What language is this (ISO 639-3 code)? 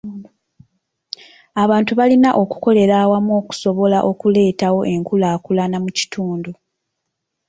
lug